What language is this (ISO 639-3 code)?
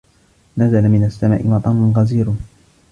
ara